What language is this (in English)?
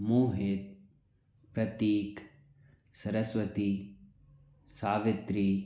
Hindi